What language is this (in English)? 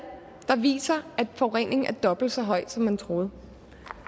Danish